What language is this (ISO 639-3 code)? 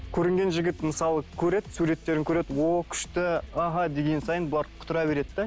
kaz